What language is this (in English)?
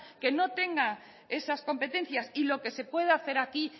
Spanish